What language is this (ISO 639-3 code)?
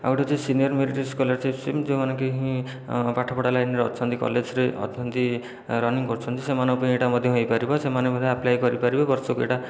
ori